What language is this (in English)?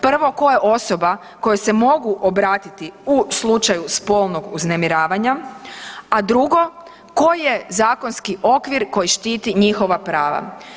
Croatian